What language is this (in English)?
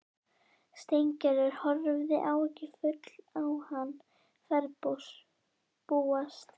Icelandic